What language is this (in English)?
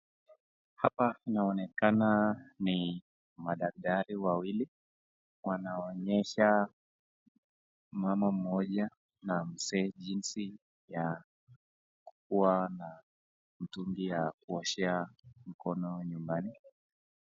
Swahili